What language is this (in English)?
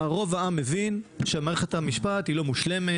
Hebrew